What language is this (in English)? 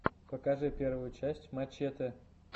Russian